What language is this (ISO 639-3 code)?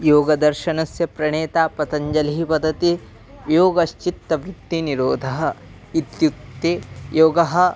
san